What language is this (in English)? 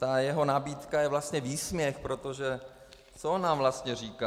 Czech